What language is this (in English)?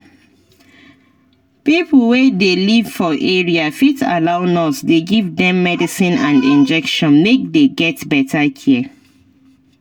Nigerian Pidgin